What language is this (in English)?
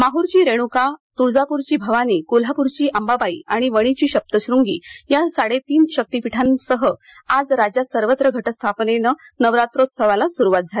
Marathi